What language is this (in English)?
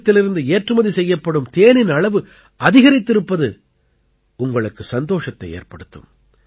Tamil